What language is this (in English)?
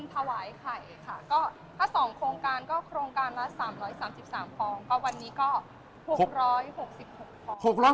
Thai